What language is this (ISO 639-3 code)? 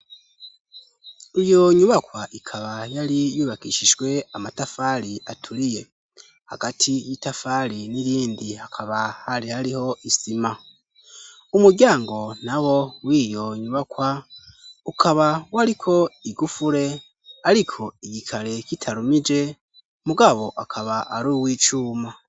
run